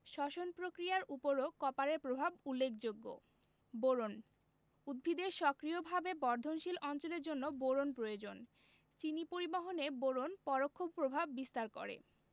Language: Bangla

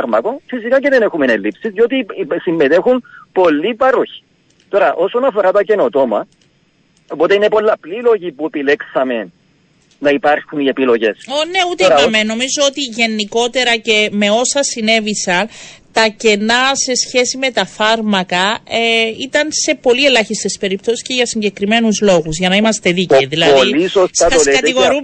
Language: Greek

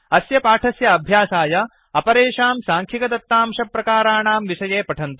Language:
Sanskrit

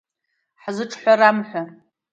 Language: Abkhazian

